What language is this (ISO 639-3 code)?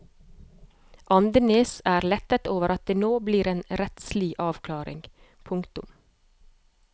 nor